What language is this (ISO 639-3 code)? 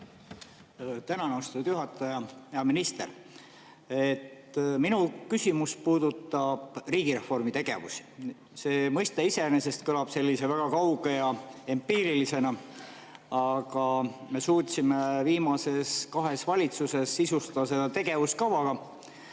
est